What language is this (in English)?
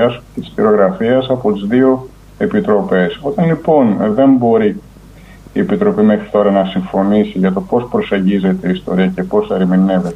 Greek